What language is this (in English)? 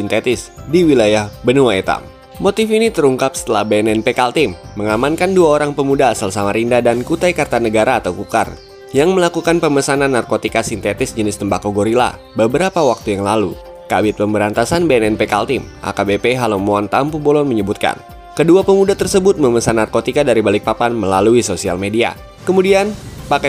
Indonesian